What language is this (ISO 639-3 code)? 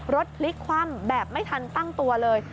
tha